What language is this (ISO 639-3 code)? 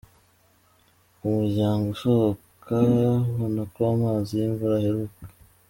kin